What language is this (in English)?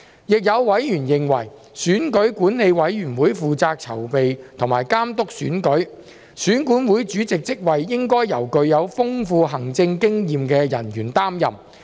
Cantonese